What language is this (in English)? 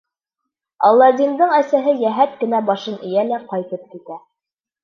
Bashkir